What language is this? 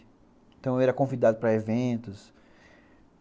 Portuguese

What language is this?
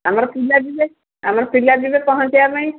Odia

